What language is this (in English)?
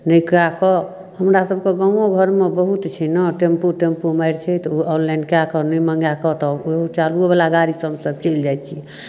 Maithili